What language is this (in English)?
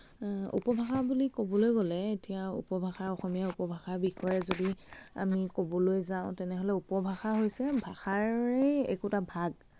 Assamese